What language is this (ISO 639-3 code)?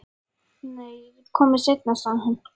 isl